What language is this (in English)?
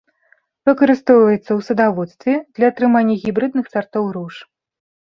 Belarusian